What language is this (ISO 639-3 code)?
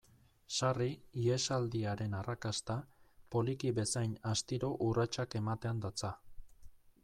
eus